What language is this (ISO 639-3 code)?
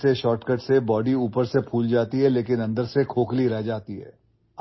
urd